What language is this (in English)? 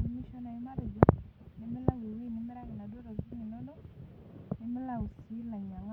Masai